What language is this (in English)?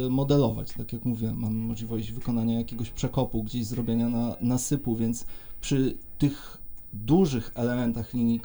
Polish